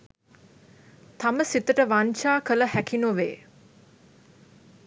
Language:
Sinhala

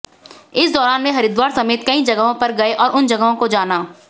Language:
Hindi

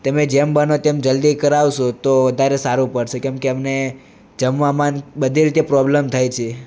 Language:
Gujarati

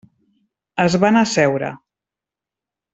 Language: Catalan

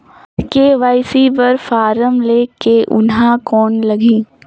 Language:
Chhattisgarhi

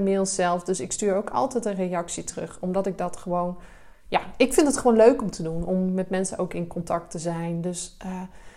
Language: Dutch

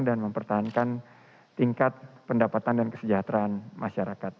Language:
Indonesian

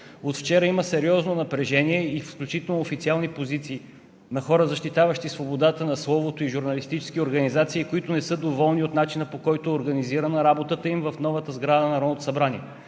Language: Bulgarian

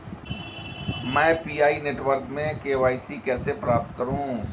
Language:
Hindi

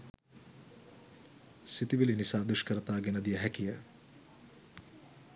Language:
Sinhala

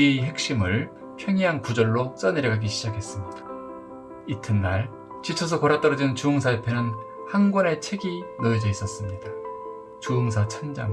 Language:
Korean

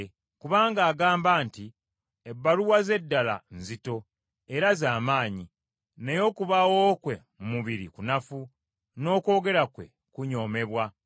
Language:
Ganda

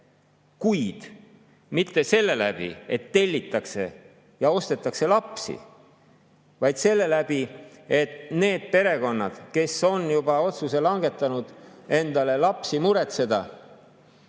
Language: Estonian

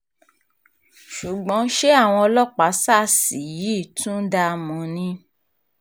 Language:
Yoruba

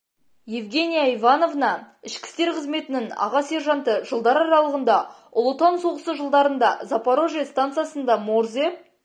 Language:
Kazakh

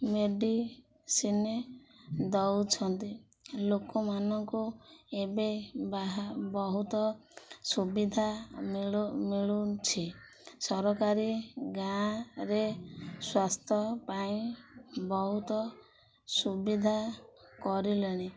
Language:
Odia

